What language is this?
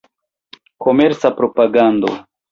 Esperanto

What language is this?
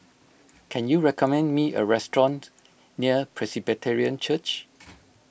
English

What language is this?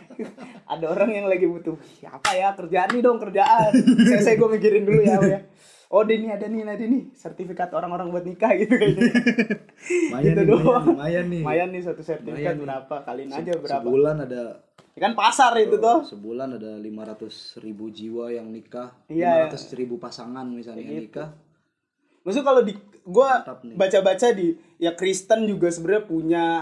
Indonesian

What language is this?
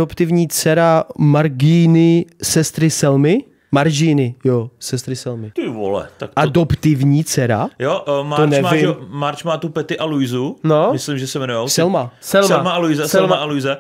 Czech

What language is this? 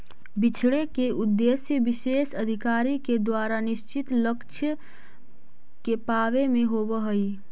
Magahi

